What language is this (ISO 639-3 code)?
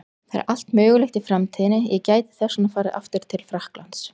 isl